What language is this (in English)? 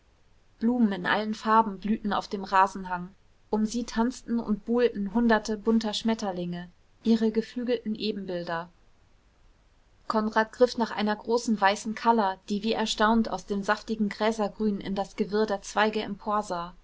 German